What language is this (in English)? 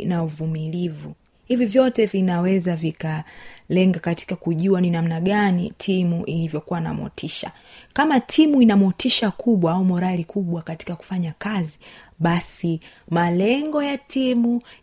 Swahili